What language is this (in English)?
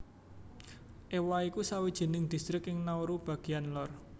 Javanese